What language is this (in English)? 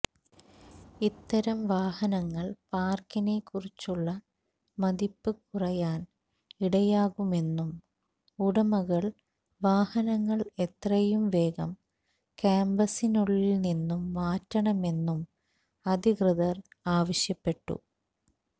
Malayalam